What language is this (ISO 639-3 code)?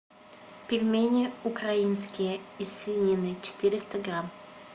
rus